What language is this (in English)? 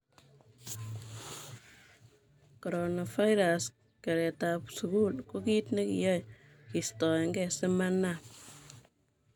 Kalenjin